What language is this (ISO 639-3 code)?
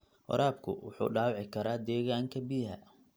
som